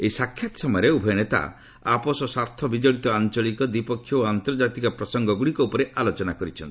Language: Odia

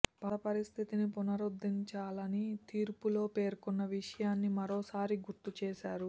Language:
Telugu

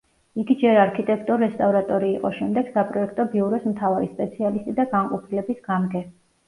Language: Georgian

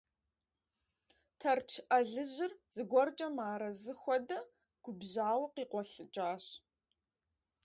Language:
Kabardian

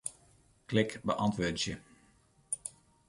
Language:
Western Frisian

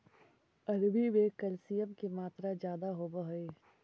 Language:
Magahi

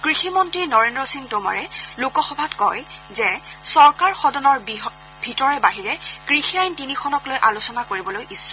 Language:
Assamese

